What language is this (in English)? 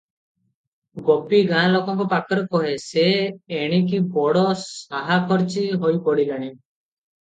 Odia